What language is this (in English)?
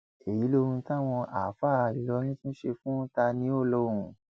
Yoruba